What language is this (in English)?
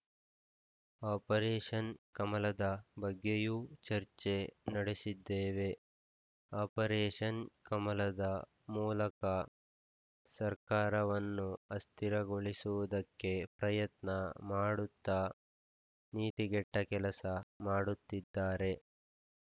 Kannada